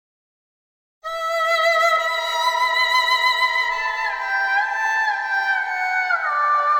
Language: Malay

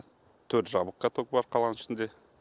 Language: Kazakh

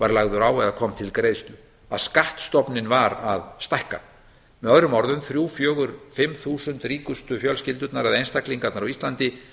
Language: Icelandic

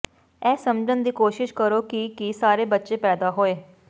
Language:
Punjabi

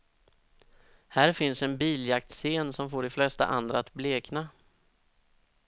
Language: Swedish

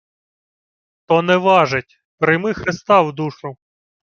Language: Ukrainian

